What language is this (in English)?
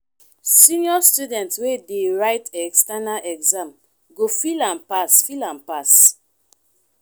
Nigerian Pidgin